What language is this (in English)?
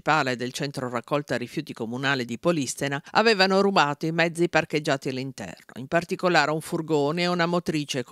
Italian